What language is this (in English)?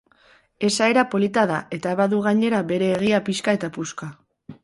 Basque